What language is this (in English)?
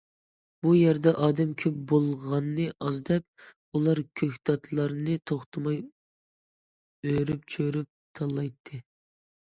Uyghur